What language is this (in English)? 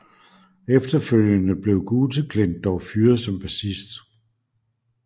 Danish